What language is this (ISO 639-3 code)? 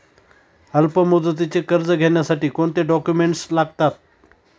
mar